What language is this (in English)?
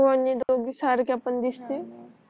Marathi